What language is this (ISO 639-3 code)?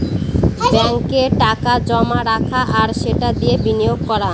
ben